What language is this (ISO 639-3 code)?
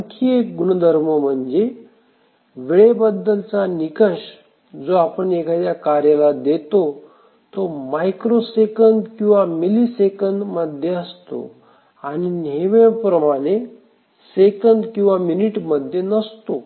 mar